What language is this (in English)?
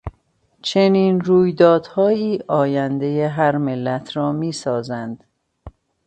Persian